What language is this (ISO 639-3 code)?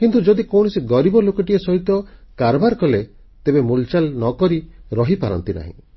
ori